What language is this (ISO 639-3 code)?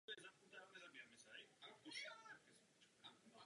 ces